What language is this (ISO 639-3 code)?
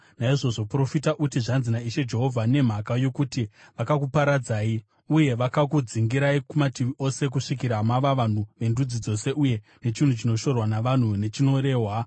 sna